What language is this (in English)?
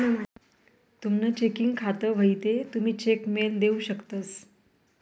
Marathi